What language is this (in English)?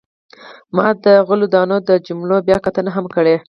Pashto